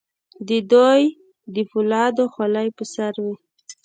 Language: Pashto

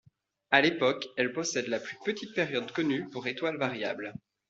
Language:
French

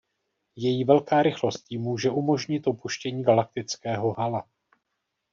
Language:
Czech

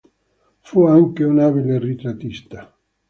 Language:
Italian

